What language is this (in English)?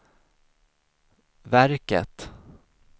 Swedish